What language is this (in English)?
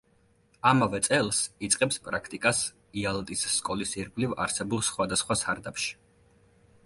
Georgian